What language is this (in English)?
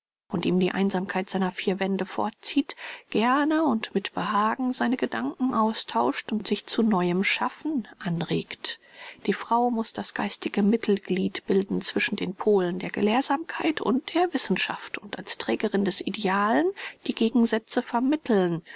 German